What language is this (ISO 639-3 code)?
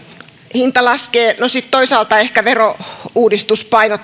fin